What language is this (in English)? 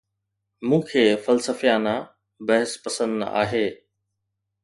Sindhi